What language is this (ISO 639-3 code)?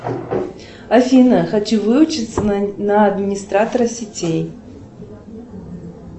rus